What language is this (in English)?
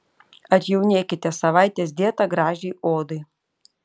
Lithuanian